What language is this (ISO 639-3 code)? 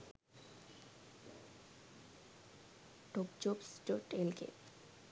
sin